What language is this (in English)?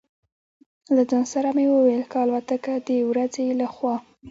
Pashto